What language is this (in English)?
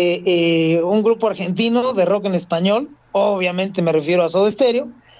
Spanish